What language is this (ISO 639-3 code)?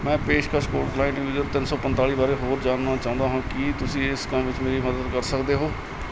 pan